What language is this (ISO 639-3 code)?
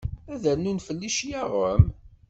kab